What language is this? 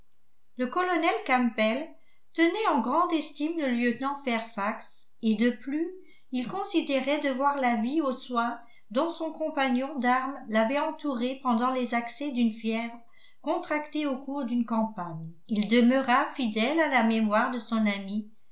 French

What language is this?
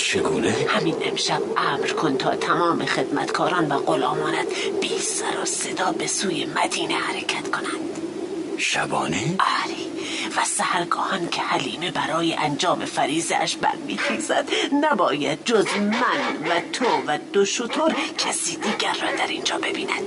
Persian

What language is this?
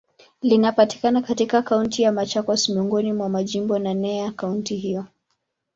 Swahili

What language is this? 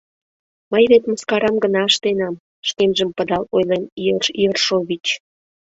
Mari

